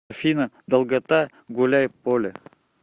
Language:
Russian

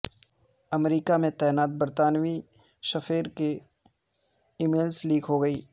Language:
Urdu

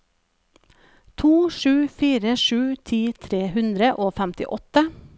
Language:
Norwegian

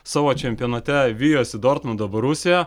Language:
Lithuanian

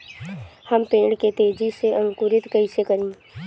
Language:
Bhojpuri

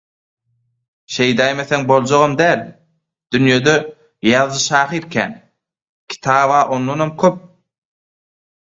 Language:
Turkmen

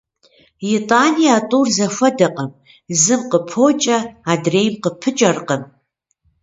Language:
Kabardian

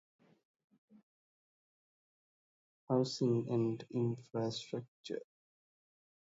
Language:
Divehi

